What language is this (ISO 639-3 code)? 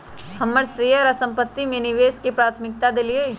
mag